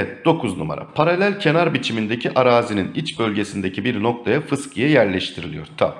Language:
Turkish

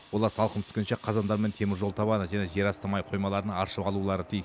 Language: Kazakh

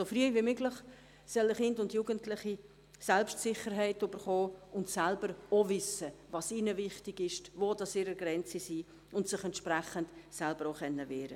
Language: Swiss German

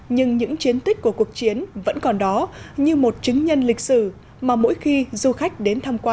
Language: Vietnamese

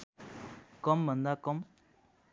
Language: Nepali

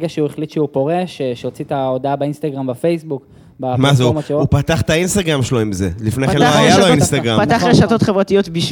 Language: Hebrew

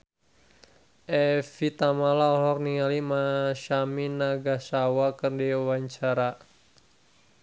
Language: Sundanese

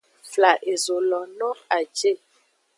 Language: Aja (Benin)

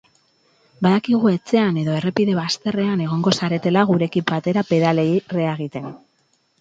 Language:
Basque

